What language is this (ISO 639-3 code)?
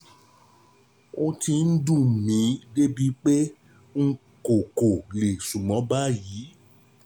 yor